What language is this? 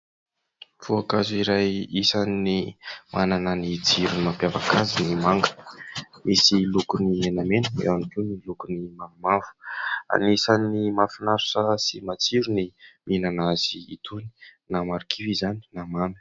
Malagasy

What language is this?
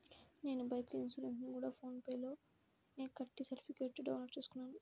Telugu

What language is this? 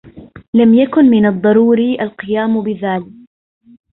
Arabic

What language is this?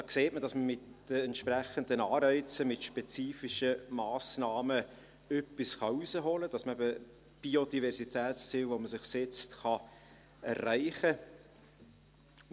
Swiss German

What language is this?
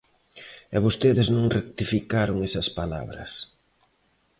Galician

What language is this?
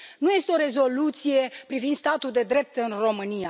Romanian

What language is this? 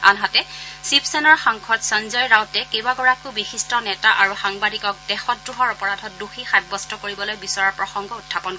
Assamese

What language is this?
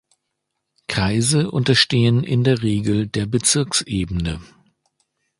German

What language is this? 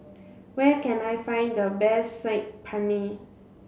English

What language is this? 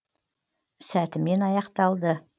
Kazakh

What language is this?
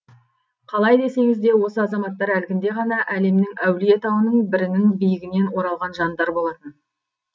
Kazakh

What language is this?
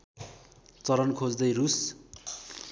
Nepali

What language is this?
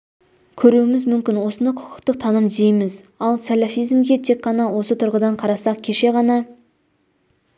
Kazakh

